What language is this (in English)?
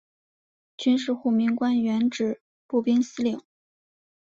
Chinese